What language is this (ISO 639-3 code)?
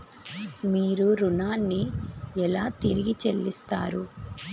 tel